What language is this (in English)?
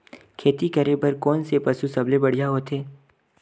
Chhattisgarhi